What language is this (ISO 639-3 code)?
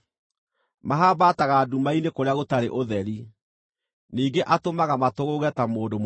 kik